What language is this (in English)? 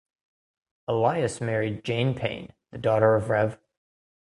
English